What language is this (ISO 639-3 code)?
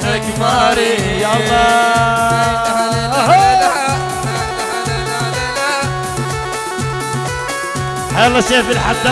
ara